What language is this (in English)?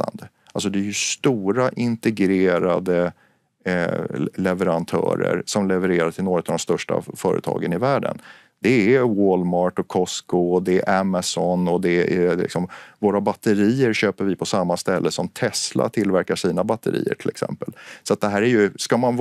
Swedish